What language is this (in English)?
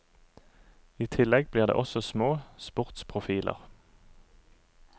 Norwegian